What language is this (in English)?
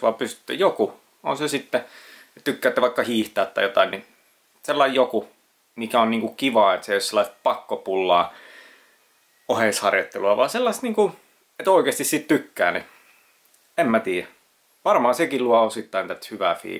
Finnish